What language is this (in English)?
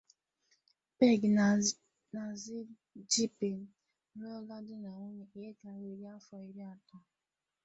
Igbo